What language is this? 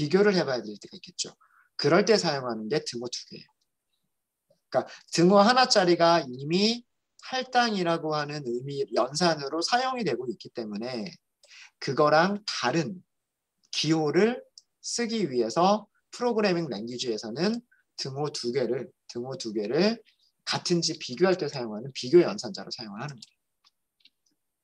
Korean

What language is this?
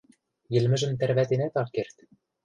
Western Mari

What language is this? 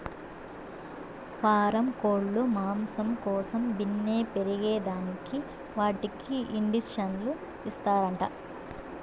Telugu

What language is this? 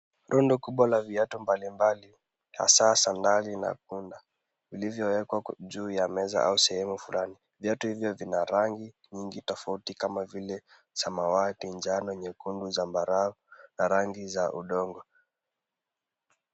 Swahili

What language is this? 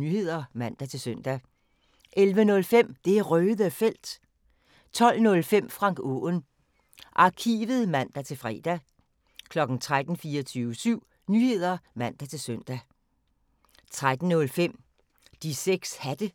Danish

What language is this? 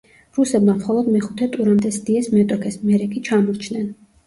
Georgian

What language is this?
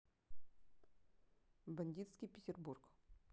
Russian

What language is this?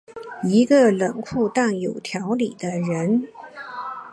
Chinese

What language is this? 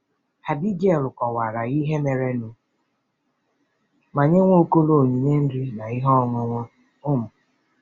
Igbo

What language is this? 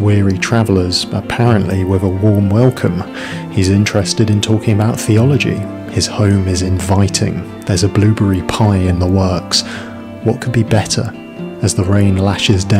English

